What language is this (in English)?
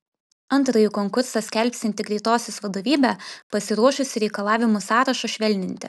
Lithuanian